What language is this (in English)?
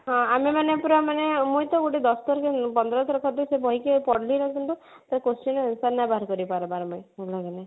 Odia